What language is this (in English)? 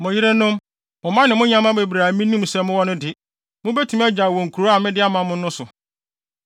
Akan